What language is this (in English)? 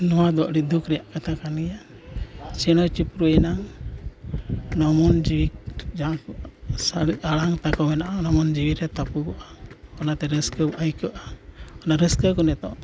Santali